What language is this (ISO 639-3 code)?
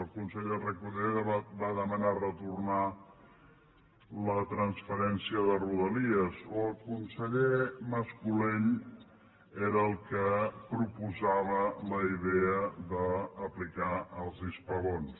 cat